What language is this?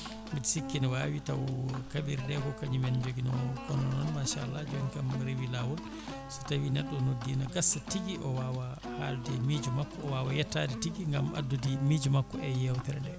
Fula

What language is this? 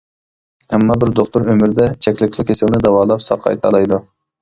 Uyghur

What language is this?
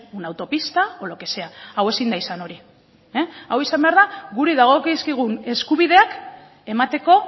Basque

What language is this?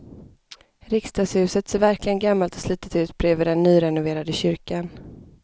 Swedish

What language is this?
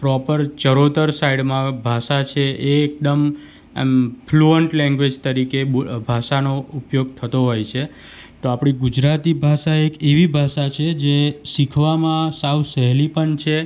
Gujarati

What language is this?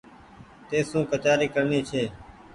Goaria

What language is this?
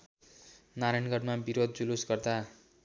Nepali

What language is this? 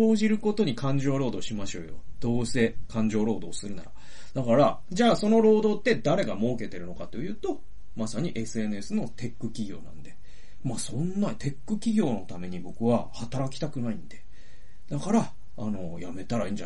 Japanese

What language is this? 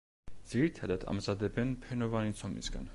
Georgian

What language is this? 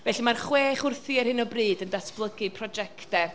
Welsh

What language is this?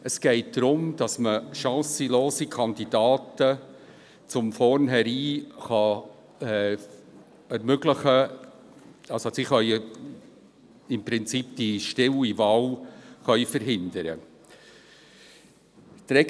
Swiss German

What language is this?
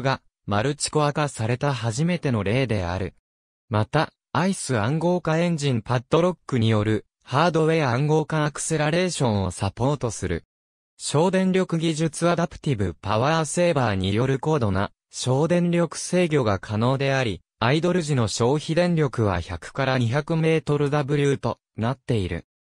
Japanese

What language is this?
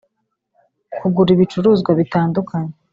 Kinyarwanda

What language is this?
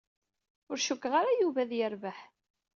Kabyle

